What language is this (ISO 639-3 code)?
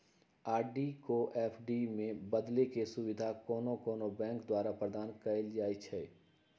mag